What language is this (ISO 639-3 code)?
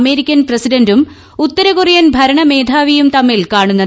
mal